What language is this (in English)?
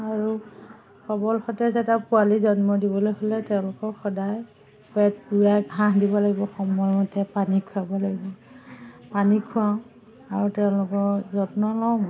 Assamese